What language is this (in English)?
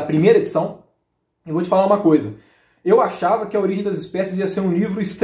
Portuguese